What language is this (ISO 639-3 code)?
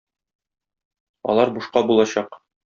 tat